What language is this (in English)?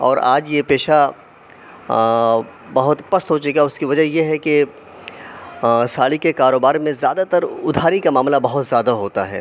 Urdu